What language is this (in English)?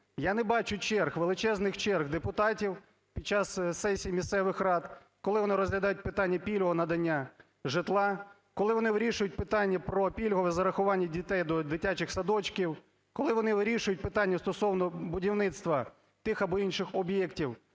Ukrainian